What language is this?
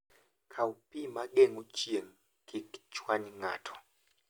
Luo (Kenya and Tanzania)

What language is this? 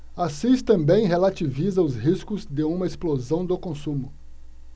Portuguese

